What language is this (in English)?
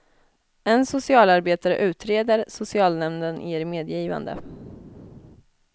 Swedish